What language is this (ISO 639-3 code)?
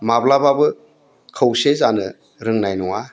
brx